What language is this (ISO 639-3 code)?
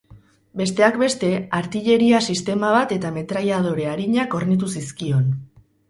eus